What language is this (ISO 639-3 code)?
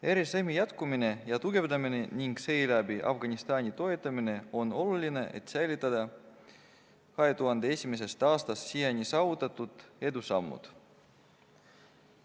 est